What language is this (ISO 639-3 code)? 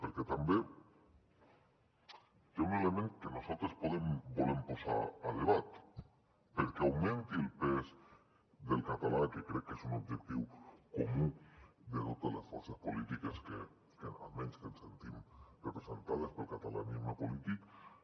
cat